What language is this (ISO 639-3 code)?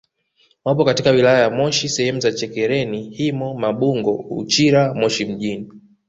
swa